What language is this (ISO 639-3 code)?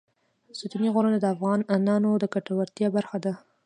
pus